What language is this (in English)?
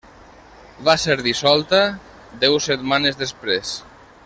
Catalan